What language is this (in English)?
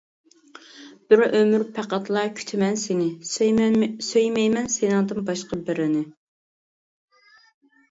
Uyghur